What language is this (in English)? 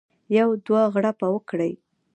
Pashto